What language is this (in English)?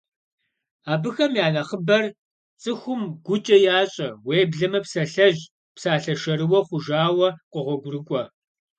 Kabardian